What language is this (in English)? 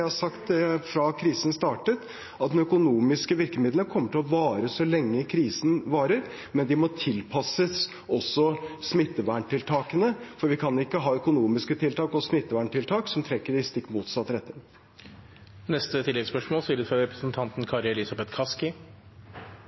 Norwegian